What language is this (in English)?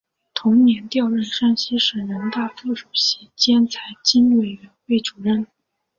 Chinese